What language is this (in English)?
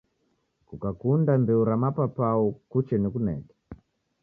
Taita